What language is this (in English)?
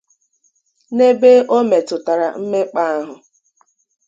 Igbo